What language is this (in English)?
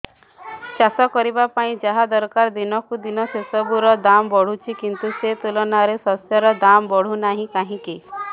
Odia